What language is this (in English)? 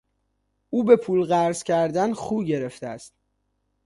Persian